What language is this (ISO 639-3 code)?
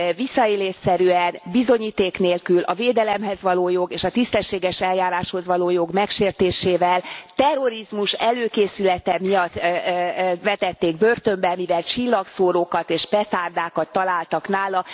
hun